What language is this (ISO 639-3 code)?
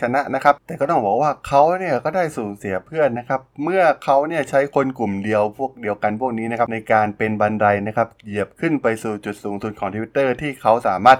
tha